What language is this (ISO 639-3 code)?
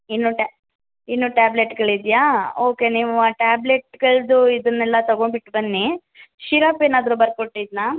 kan